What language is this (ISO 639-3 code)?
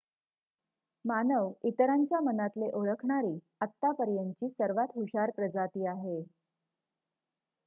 mar